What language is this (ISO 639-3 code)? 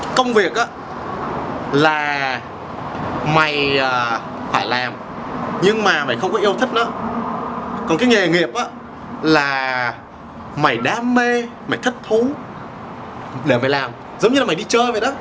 vie